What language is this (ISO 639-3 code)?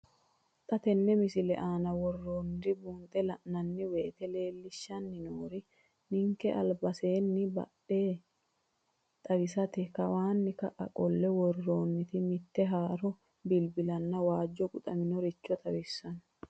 sid